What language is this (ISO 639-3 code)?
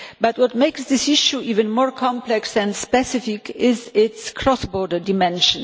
eng